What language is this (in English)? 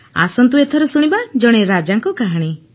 Odia